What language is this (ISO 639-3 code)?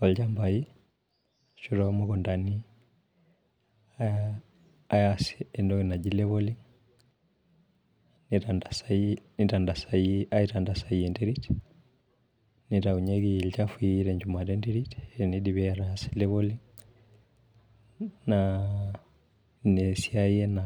mas